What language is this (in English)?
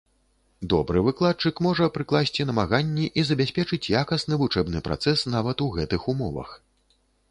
Belarusian